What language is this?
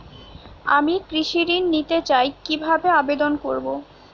Bangla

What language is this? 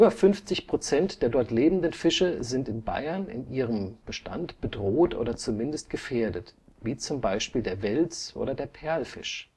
German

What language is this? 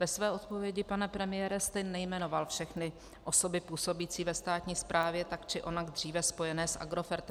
Czech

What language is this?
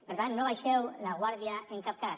Catalan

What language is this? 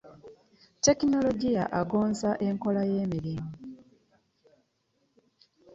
Ganda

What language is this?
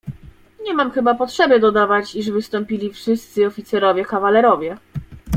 Polish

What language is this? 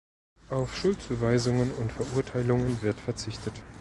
German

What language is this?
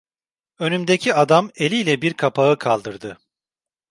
Turkish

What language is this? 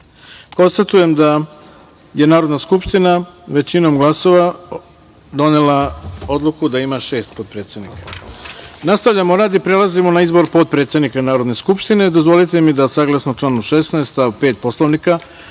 Serbian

